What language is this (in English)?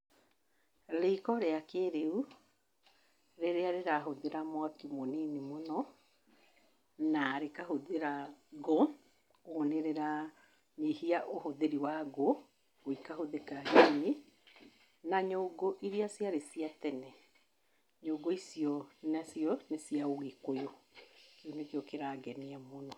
Kikuyu